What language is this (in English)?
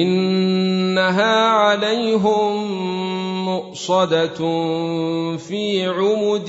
Arabic